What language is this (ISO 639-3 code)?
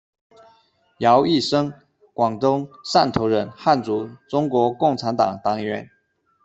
zho